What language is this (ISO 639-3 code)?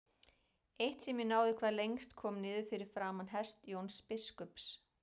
isl